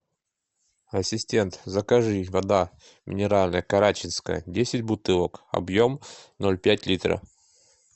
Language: Russian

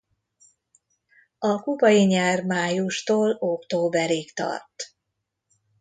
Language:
Hungarian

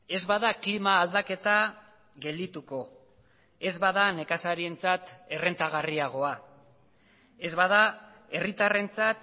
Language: Basque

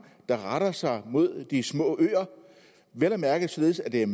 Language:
Danish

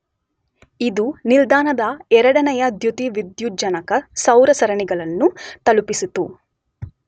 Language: Kannada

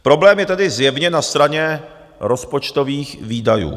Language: Czech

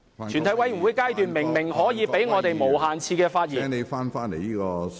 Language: Cantonese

